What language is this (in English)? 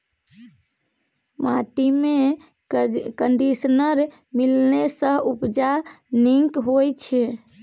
Maithili